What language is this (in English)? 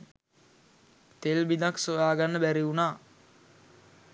Sinhala